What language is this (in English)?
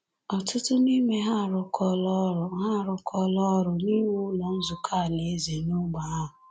Igbo